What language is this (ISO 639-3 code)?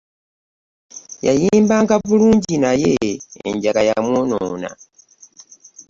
lug